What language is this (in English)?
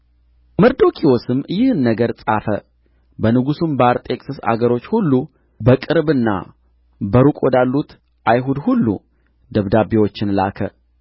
Amharic